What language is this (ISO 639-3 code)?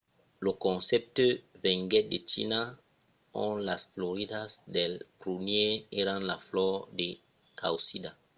oci